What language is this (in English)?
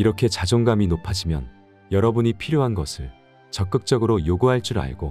Korean